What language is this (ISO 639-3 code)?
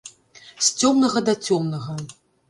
bel